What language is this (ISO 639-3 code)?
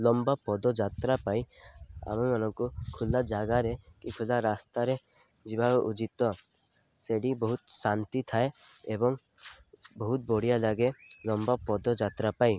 ori